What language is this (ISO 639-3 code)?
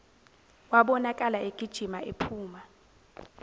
zul